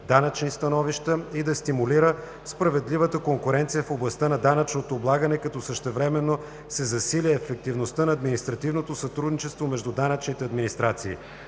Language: Bulgarian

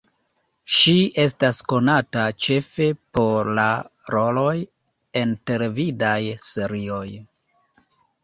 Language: Esperanto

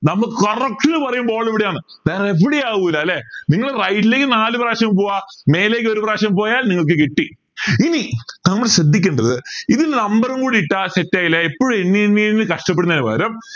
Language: Malayalam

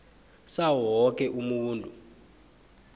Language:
South Ndebele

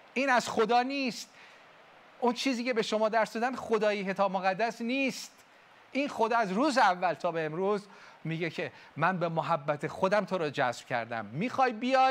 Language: Persian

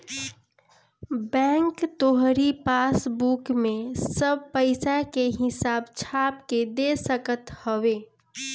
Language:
Bhojpuri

